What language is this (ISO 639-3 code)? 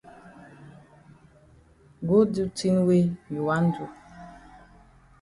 wes